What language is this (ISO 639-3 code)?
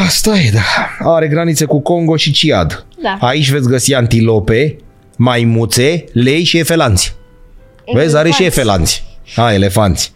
ron